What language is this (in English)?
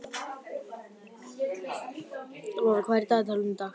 Icelandic